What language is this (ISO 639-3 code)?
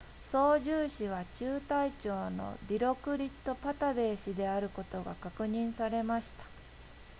jpn